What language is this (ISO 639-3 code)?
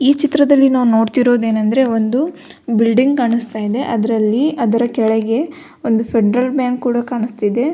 kan